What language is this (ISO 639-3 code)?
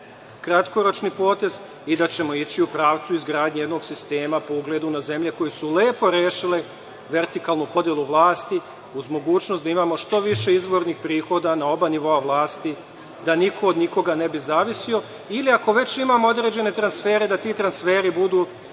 srp